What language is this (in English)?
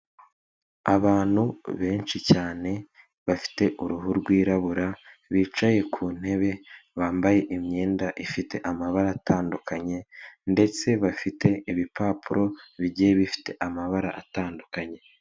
Kinyarwanda